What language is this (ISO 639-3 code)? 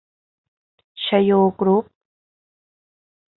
tha